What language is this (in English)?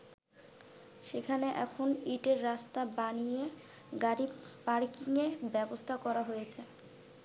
Bangla